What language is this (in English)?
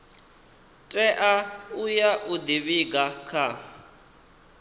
Venda